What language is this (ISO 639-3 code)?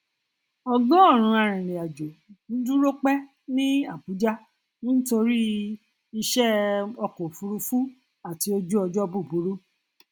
yor